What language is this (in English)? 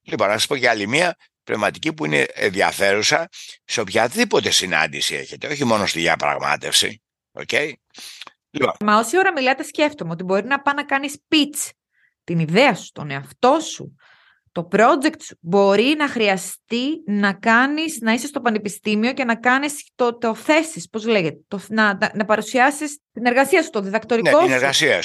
Greek